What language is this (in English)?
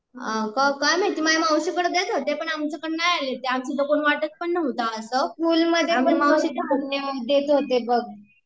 Marathi